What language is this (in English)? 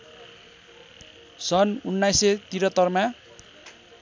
Nepali